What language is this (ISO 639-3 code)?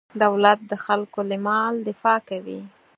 pus